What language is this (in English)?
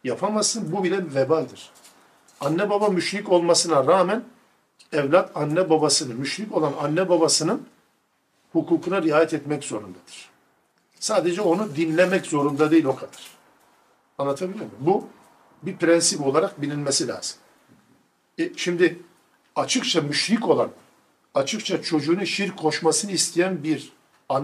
Turkish